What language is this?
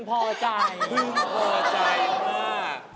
Thai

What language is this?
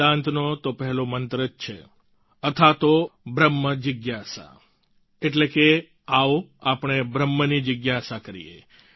Gujarati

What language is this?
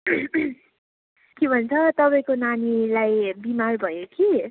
Nepali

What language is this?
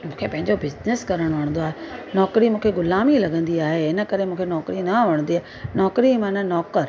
Sindhi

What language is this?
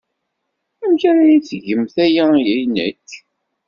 Kabyle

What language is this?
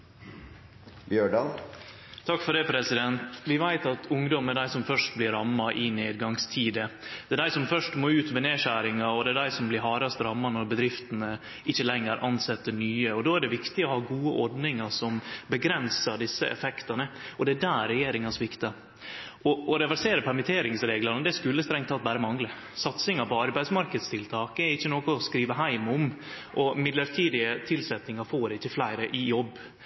Norwegian Nynorsk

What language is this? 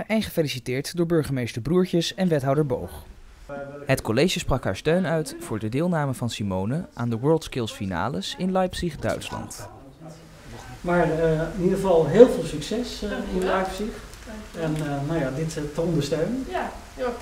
Dutch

